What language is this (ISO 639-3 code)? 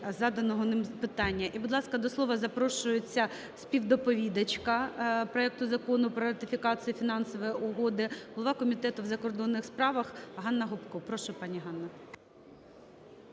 ukr